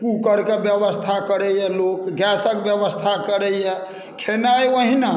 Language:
Maithili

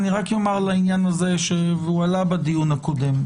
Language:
Hebrew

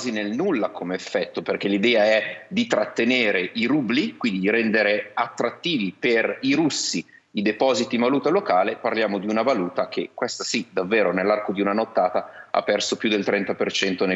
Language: Italian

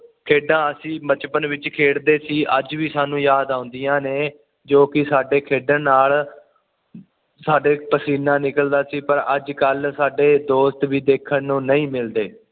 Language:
Punjabi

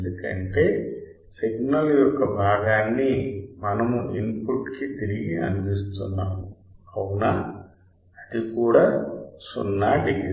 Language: Telugu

